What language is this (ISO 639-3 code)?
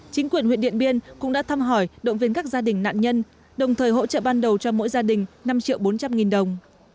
vie